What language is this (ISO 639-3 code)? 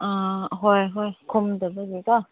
mni